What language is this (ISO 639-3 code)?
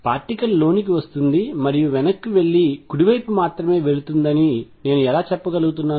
tel